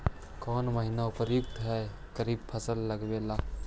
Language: Magahi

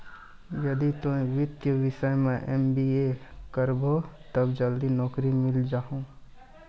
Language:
Maithili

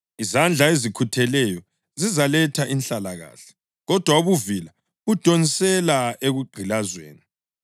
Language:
North Ndebele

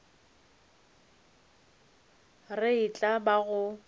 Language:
Northern Sotho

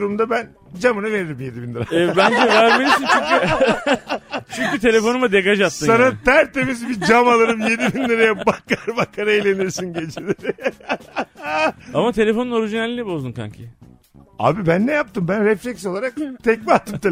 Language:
Turkish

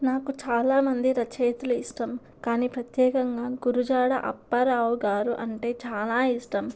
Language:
Telugu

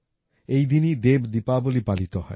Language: Bangla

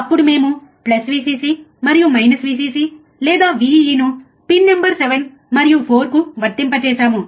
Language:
Telugu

